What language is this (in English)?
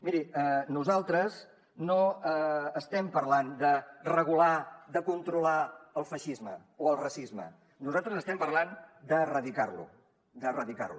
Catalan